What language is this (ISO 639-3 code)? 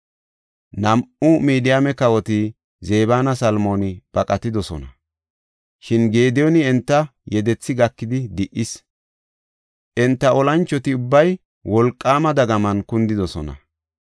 gof